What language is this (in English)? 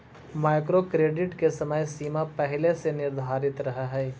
Magahi